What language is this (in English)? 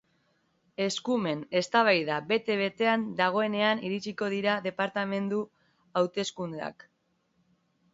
Basque